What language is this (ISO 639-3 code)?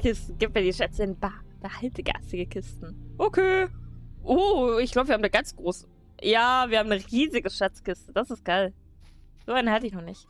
deu